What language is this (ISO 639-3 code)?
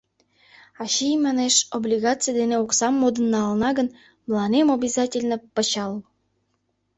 chm